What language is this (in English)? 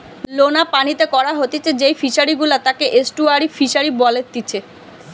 Bangla